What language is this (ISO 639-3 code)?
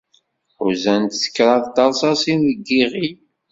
kab